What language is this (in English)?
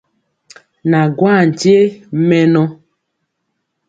Mpiemo